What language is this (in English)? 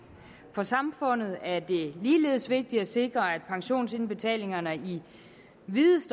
Danish